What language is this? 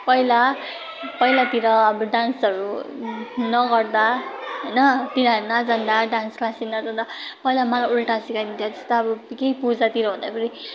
Nepali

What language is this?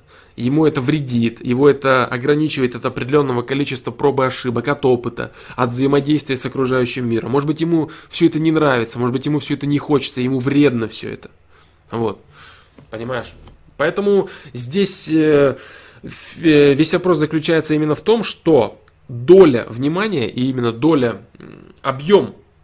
Russian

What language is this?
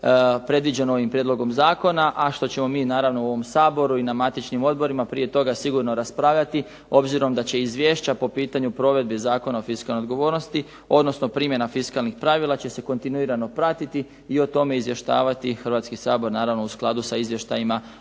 Croatian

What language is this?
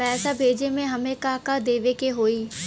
Bhojpuri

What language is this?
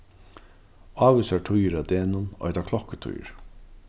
Faroese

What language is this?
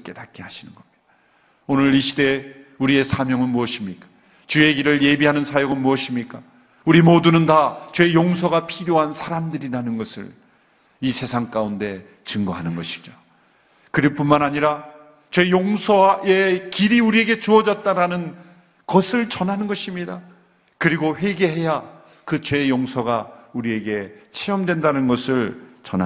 Korean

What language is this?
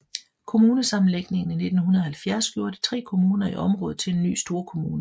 Danish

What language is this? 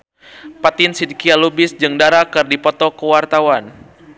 Sundanese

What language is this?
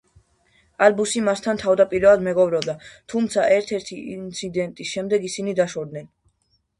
Georgian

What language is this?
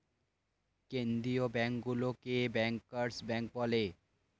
Bangla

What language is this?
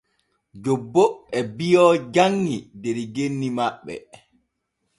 Borgu Fulfulde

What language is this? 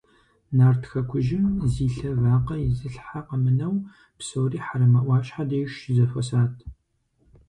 Kabardian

